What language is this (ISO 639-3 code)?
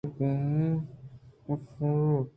bgp